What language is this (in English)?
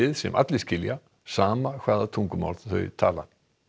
Icelandic